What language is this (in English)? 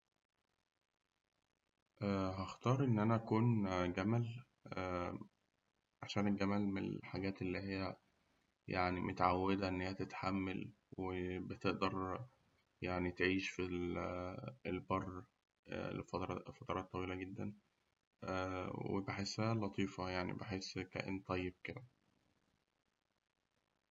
Egyptian Arabic